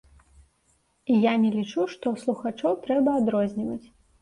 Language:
Belarusian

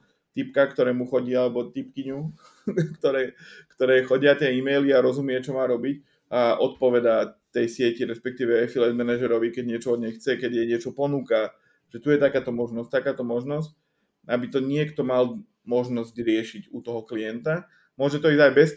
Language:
Slovak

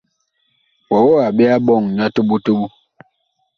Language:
Bakoko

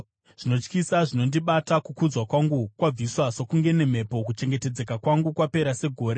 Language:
Shona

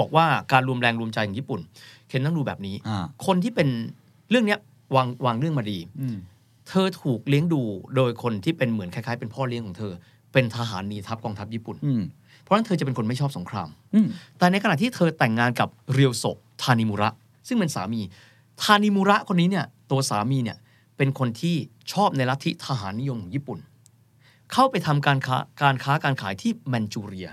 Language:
Thai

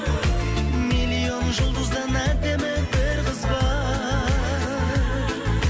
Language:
Kazakh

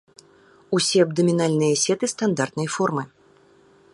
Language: Belarusian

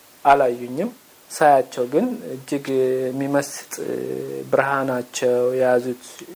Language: Amharic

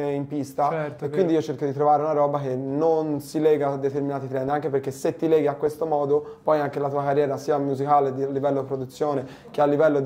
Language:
Italian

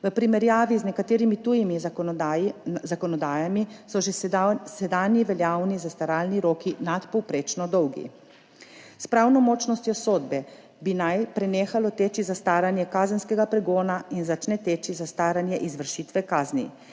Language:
Slovenian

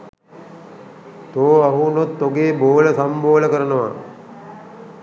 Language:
Sinhala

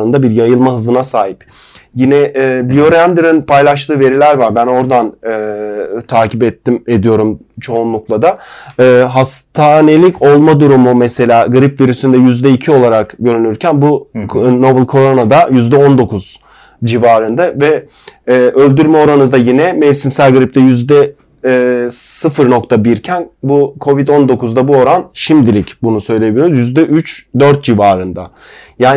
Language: Turkish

